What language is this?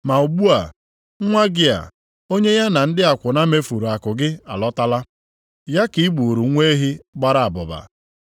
Igbo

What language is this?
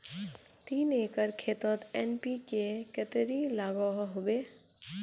Magahi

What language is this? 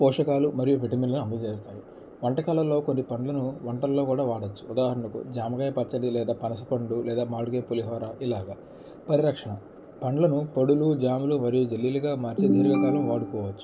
Telugu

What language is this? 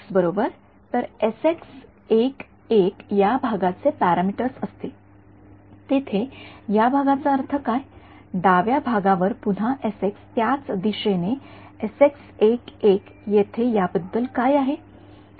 Marathi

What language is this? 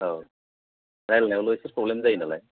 Bodo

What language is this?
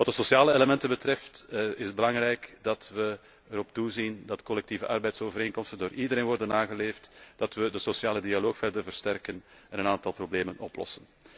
Dutch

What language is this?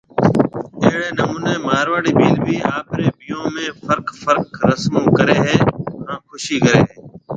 Marwari (Pakistan)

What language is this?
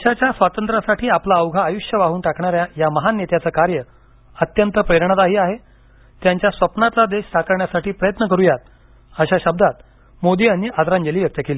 Marathi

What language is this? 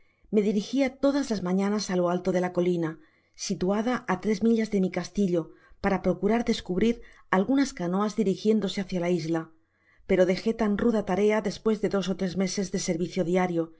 Spanish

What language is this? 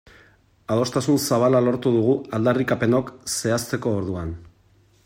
Basque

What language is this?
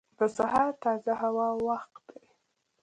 Pashto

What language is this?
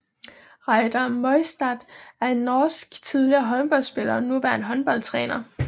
Danish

